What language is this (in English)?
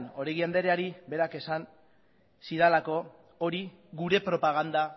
Basque